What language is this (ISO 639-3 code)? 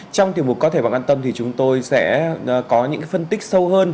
vie